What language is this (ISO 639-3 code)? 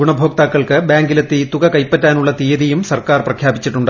mal